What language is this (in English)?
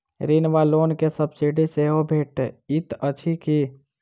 Maithili